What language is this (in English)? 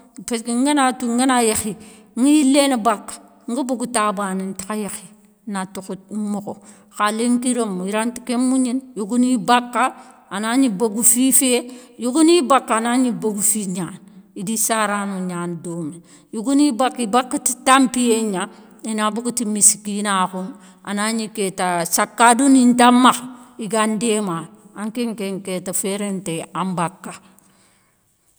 Soninke